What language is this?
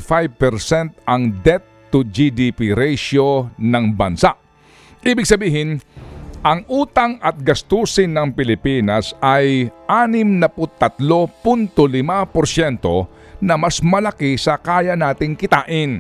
Filipino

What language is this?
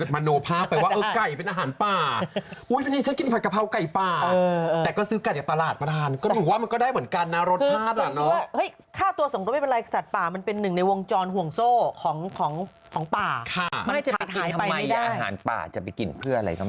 Thai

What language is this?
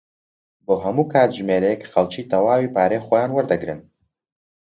Central Kurdish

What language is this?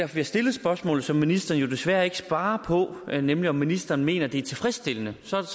Danish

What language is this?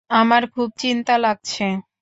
Bangla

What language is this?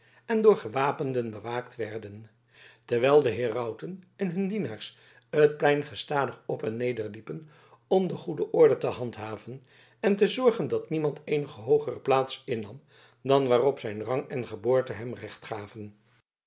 Dutch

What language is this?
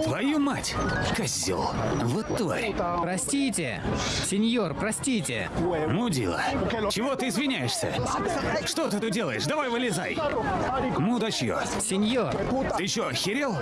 Russian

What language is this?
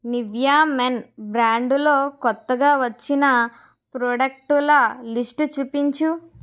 Telugu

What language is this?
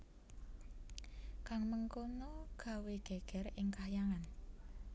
Javanese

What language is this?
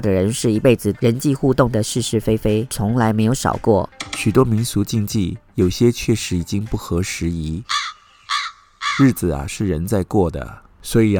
Chinese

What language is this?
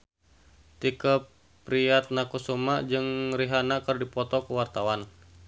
Sundanese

